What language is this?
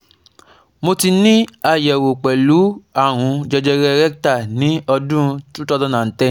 Yoruba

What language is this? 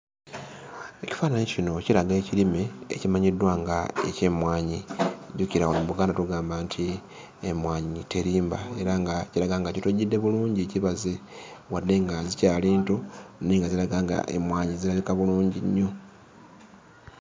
Ganda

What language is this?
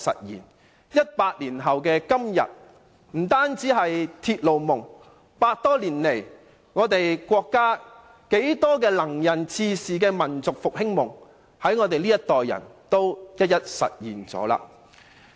Cantonese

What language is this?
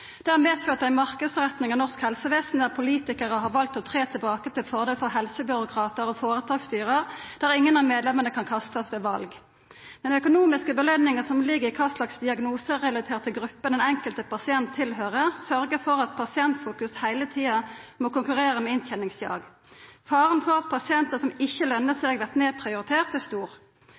Norwegian Nynorsk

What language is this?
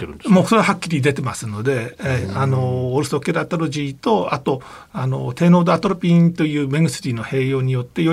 Japanese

